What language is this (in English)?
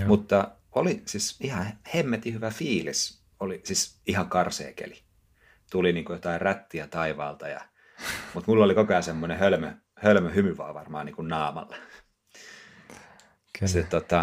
Finnish